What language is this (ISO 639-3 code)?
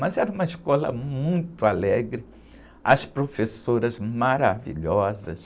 por